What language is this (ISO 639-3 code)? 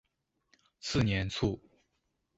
zho